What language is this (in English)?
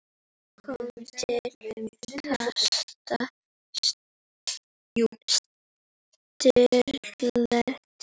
Icelandic